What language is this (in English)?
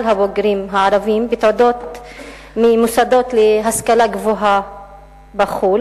Hebrew